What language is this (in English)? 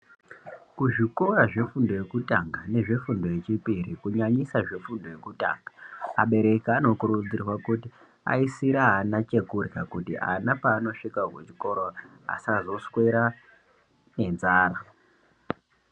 Ndau